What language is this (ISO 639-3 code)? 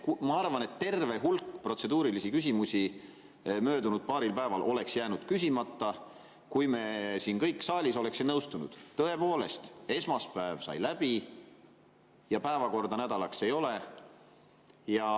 est